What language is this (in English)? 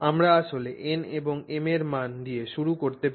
Bangla